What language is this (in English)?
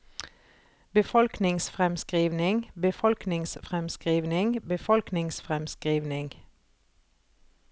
Norwegian